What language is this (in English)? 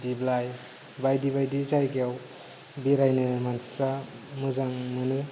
Bodo